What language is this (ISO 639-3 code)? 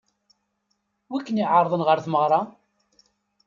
kab